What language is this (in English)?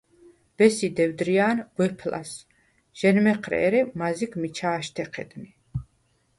Svan